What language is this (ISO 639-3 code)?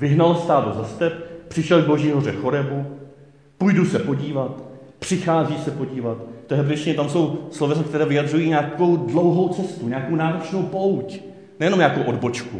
ces